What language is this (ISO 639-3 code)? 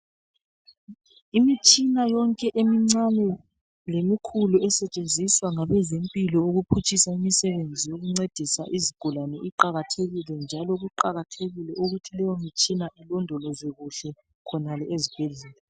nde